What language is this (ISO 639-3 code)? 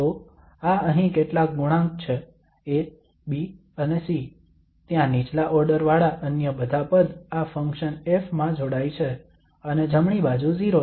guj